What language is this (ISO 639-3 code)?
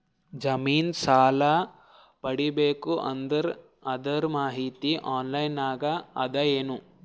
kan